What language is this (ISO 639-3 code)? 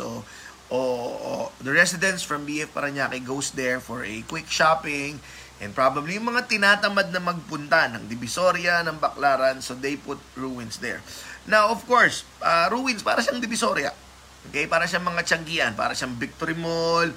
fil